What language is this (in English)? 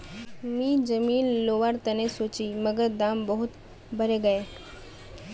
Magahi